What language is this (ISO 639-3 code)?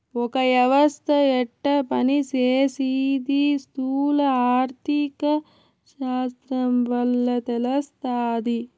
tel